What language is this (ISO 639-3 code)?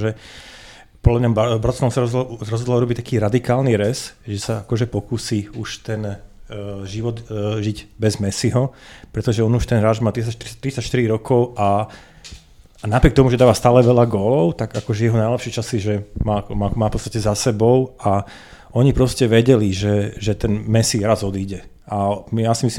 slk